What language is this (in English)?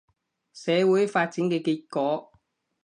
Cantonese